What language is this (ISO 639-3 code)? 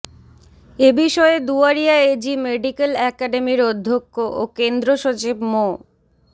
ben